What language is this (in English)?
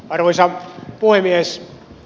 Finnish